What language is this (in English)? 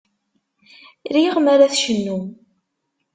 Kabyle